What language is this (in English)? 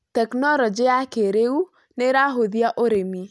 Kikuyu